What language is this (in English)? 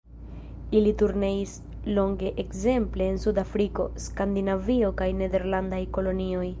Esperanto